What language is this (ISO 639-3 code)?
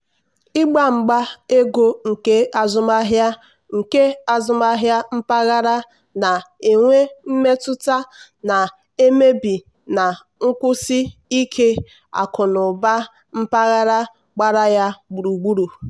ibo